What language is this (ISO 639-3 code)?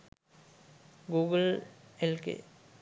sin